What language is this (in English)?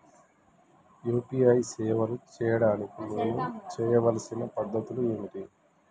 Telugu